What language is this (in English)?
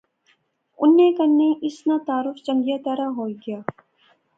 Pahari-Potwari